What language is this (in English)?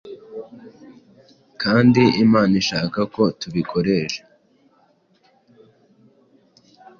Kinyarwanda